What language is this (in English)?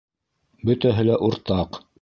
Bashkir